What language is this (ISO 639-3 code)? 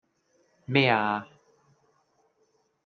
yue